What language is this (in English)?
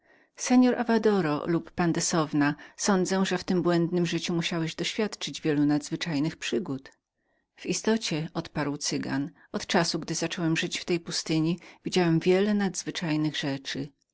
Polish